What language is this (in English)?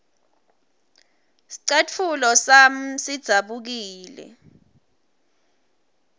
Swati